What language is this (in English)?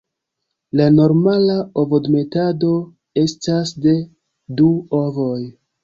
Esperanto